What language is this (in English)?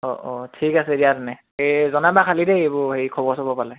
Assamese